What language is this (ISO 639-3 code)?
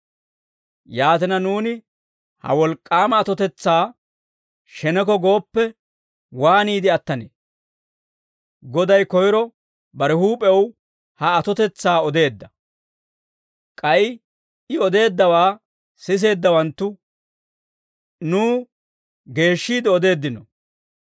dwr